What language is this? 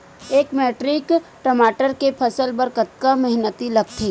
Chhattisgarhi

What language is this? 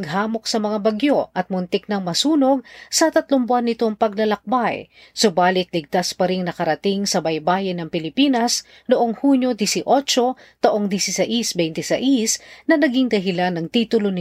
Filipino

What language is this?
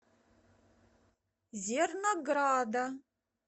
Russian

